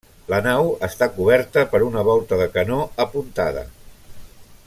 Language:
Catalan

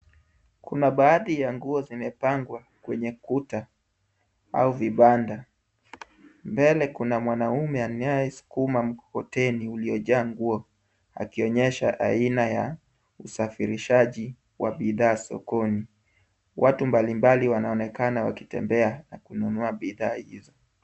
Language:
Swahili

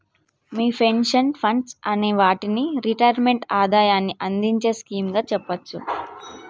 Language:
Telugu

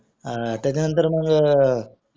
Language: Marathi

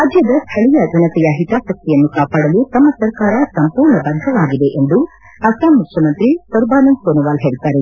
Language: Kannada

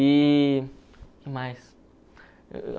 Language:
Portuguese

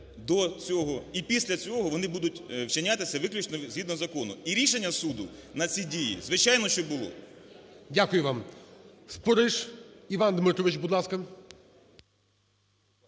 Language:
Ukrainian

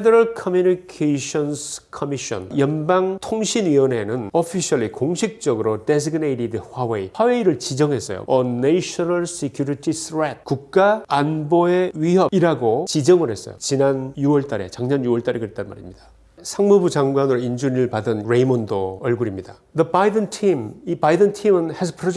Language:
Korean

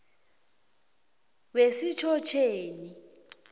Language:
South Ndebele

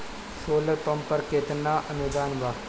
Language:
Bhojpuri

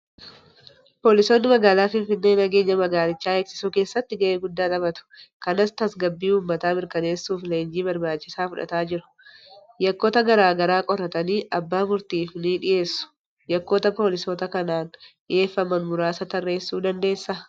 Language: Oromo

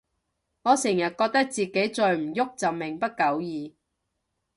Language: Cantonese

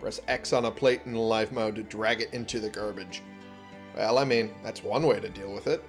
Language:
English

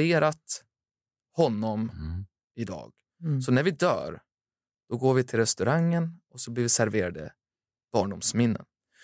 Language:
Swedish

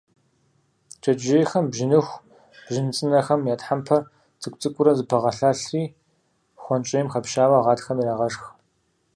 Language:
Kabardian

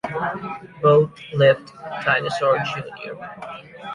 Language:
English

